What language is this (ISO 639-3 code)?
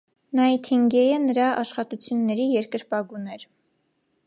hye